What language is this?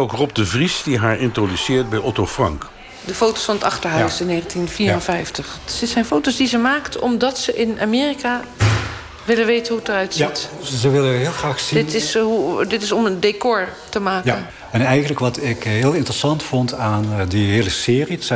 Dutch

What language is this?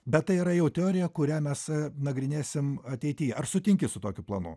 Lithuanian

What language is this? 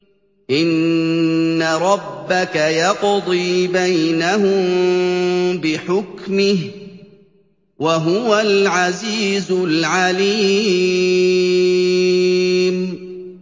Arabic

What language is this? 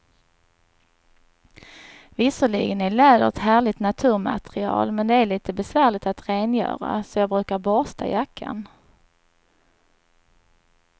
Swedish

